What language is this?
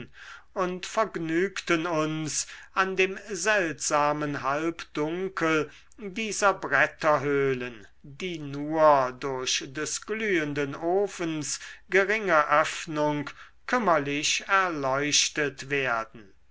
German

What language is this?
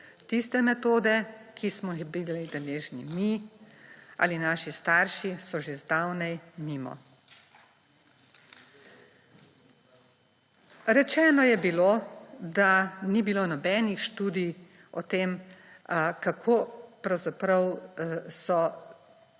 Slovenian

